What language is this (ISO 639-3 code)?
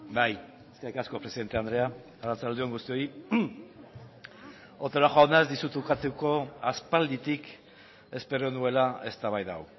eus